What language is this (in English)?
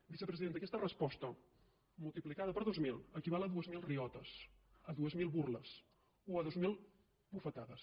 Catalan